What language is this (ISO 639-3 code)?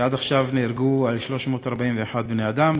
heb